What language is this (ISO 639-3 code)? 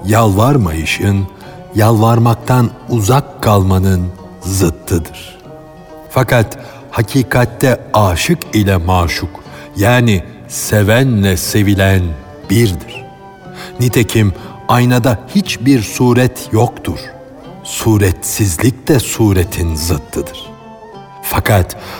tur